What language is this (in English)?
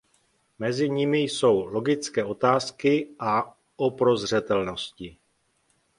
Czech